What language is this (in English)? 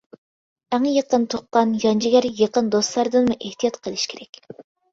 Uyghur